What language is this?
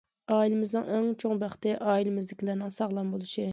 Uyghur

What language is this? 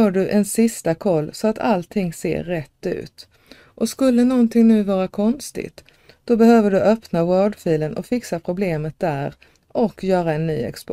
Swedish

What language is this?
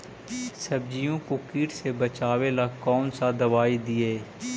Magahi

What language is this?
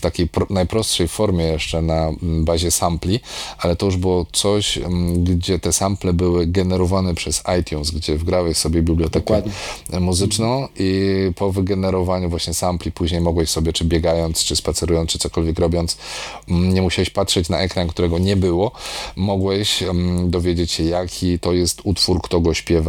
Polish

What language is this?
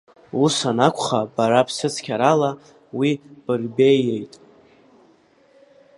Abkhazian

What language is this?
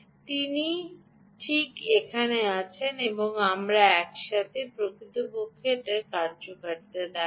Bangla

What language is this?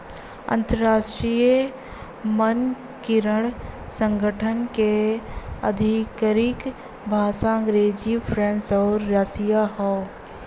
Bhojpuri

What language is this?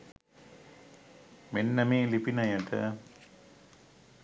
Sinhala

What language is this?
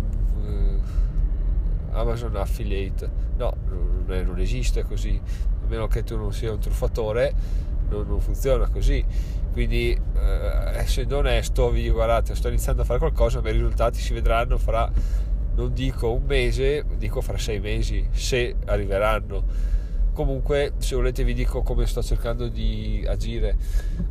Italian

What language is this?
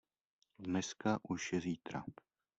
Czech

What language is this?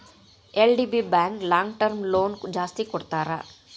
Kannada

